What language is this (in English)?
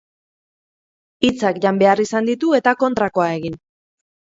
Basque